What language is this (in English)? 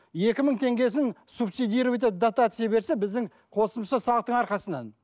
Kazakh